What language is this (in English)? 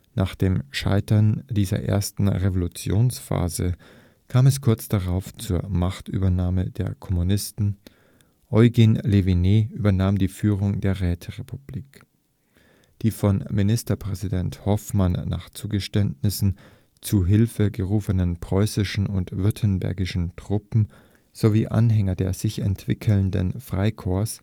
German